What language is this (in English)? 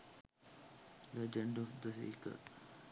Sinhala